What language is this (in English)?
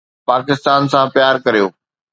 Sindhi